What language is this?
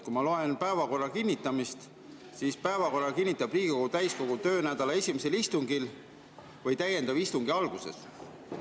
Estonian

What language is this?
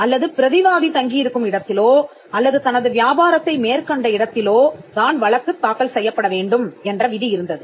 Tamil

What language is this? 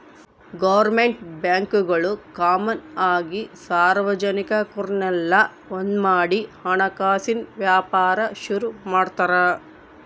Kannada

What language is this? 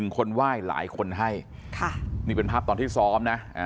Thai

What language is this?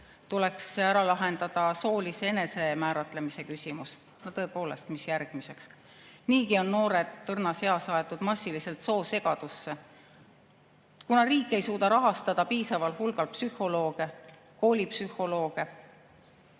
Estonian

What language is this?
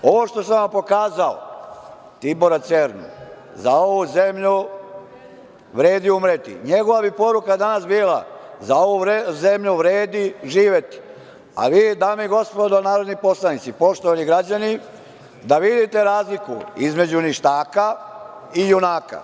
Serbian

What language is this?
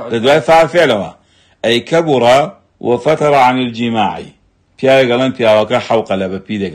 Arabic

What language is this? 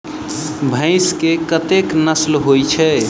Maithili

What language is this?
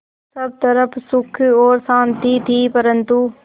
Hindi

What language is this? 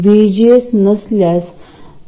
Marathi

